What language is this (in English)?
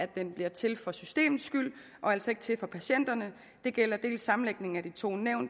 Danish